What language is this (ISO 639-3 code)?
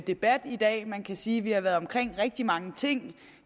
dan